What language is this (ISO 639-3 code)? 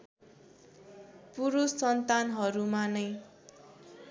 nep